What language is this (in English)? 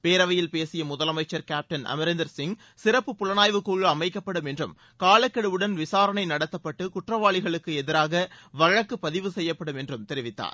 Tamil